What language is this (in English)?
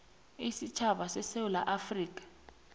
South Ndebele